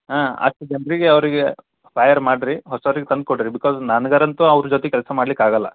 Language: Kannada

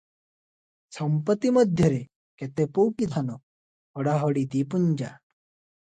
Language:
Odia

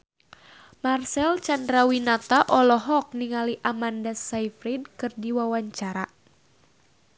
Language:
Sundanese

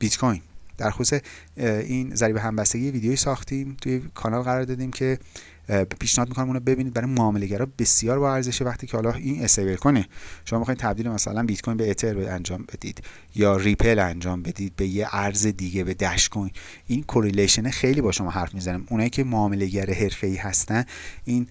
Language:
Persian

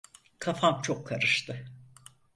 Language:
Turkish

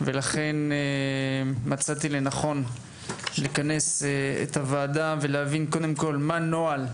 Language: Hebrew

